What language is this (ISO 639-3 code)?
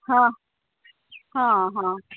mai